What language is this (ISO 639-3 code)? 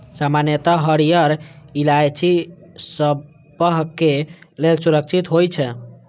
mai